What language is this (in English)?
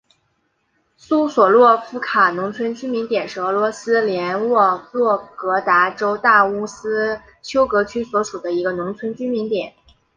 Chinese